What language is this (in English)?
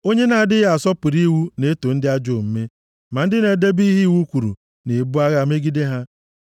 Igbo